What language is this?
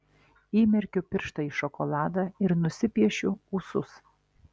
Lithuanian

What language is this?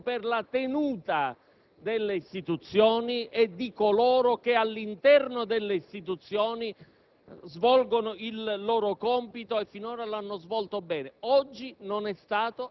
Italian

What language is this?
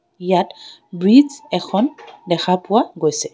Assamese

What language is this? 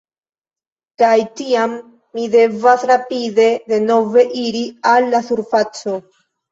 Esperanto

